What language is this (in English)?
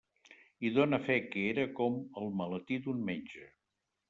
Catalan